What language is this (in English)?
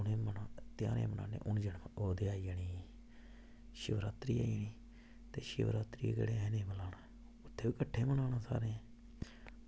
Dogri